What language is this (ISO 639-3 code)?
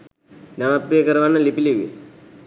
sin